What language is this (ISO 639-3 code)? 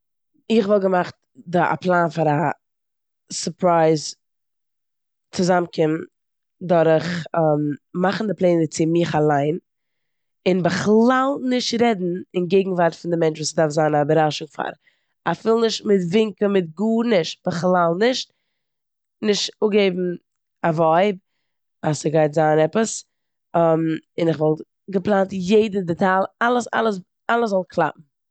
yid